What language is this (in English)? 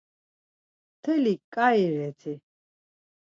Laz